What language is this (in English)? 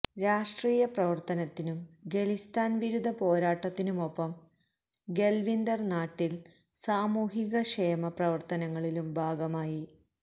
Malayalam